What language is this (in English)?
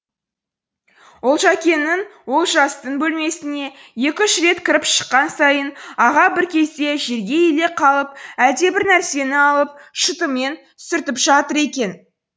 Kazakh